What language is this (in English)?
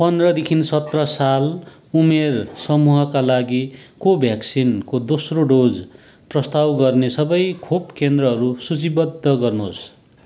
Nepali